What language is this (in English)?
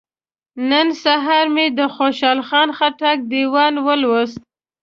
Pashto